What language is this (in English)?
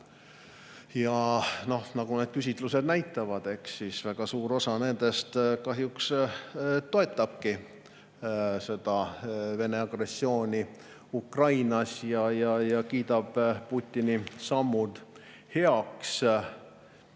Estonian